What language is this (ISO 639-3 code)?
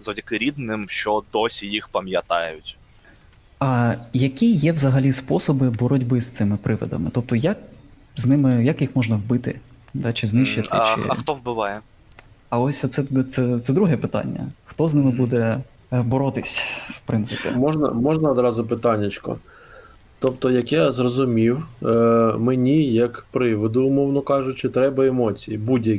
ukr